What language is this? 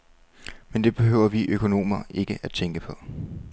Danish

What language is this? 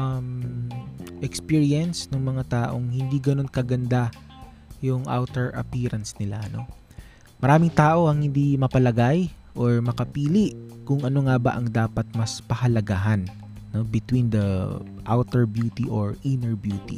Filipino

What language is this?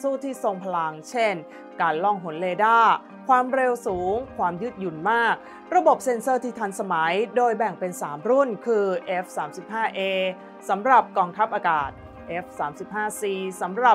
Thai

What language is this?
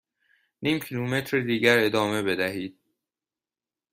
Persian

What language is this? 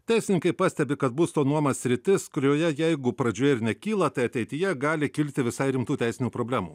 Lithuanian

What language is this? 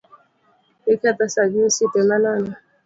Luo (Kenya and Tanzania)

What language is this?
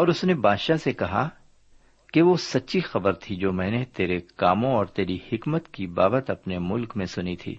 Urdu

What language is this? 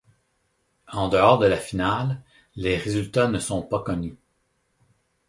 French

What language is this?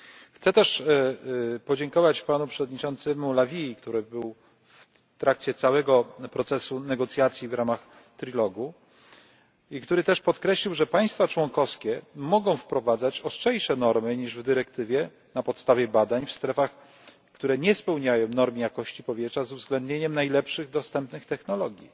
Polish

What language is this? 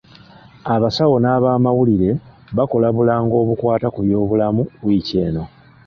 Ganda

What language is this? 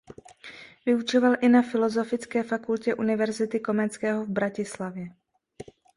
Czech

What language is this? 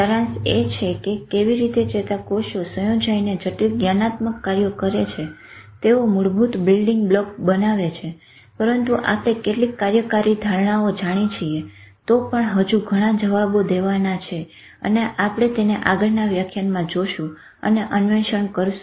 Gujarati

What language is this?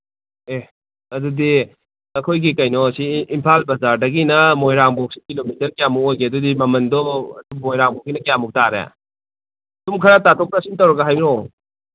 Manipuri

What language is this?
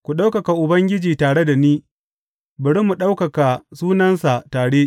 Hausa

